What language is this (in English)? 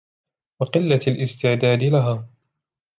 Arabic